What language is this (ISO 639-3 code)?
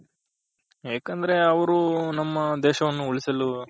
kan